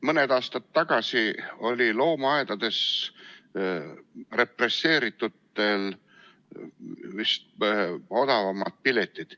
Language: Estonian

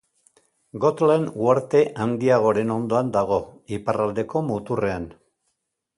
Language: Basque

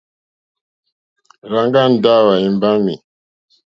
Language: Mokpwe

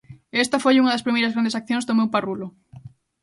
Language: Galician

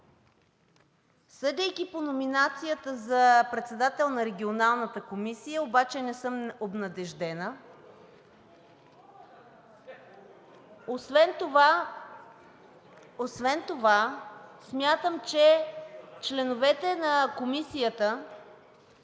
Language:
Bulgarian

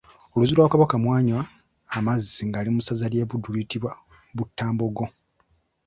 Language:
Ganda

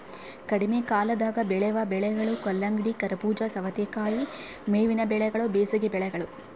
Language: Kannada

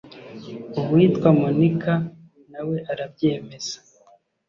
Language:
Kinyarwanda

